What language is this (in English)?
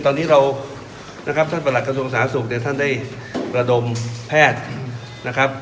Thai